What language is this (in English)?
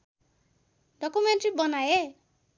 Nepali